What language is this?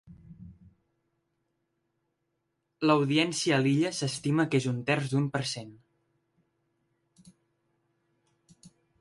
Catalan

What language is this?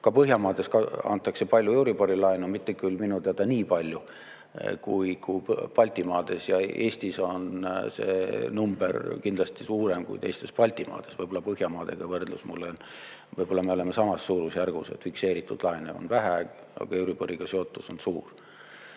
Estonian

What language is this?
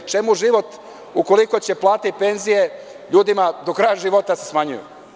Serbian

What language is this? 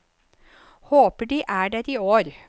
Norwegian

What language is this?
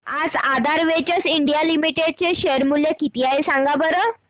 Marathi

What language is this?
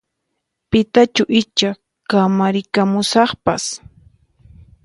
Puno Quechua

